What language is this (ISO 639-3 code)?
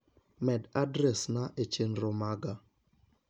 luo